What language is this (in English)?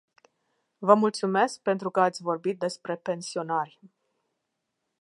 Romanian